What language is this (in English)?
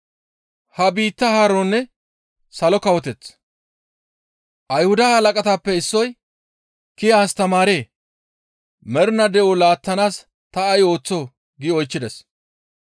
Gamo